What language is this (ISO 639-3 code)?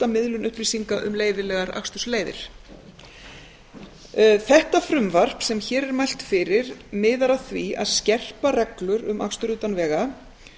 isl